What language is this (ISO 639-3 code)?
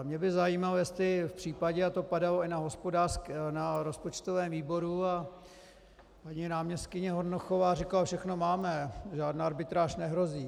ces